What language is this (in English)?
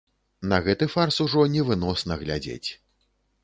Belarusian